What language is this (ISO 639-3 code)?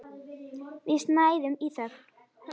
isl